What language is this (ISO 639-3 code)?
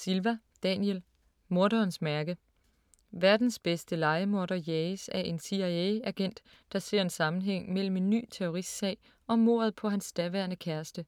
dan